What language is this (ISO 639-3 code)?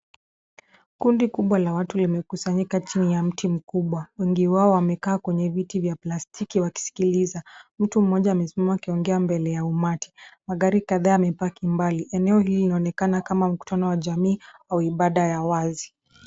swa